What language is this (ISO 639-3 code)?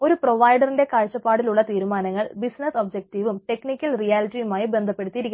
mal